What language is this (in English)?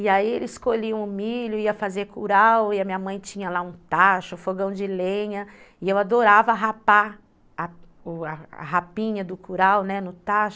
Portuguese